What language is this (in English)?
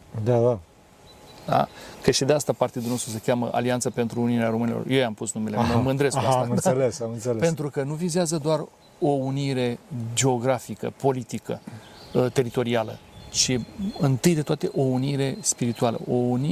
Romanian